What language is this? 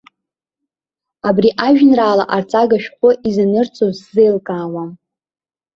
Abkhazian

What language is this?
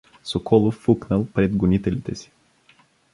Bulgarian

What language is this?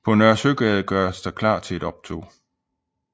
Danish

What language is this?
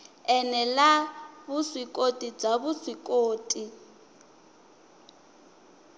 Tsonga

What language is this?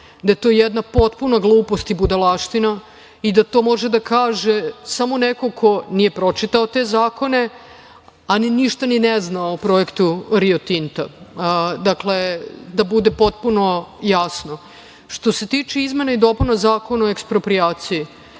Serbian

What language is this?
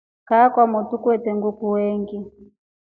Rombo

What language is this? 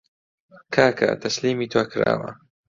Central Kurdish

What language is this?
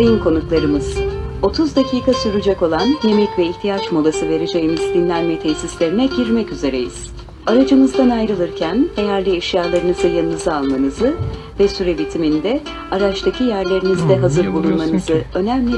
Turkish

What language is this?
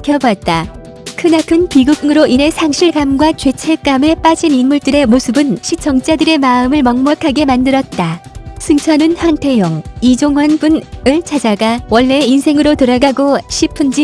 Korean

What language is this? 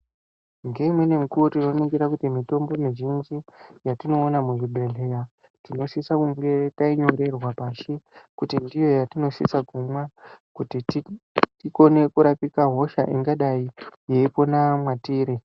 Ndau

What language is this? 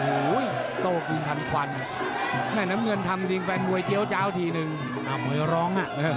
Thai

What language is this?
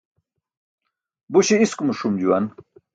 Burushaski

